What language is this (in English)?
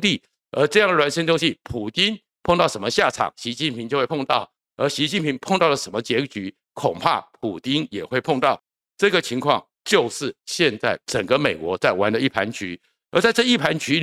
Chinese